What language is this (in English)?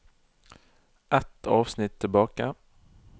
Norwegian